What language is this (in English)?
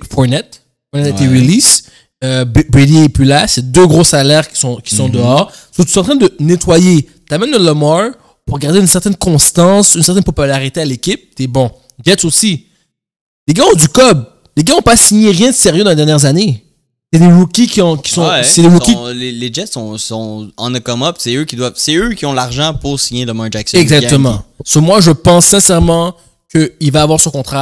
French